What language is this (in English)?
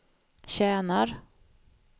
Swedish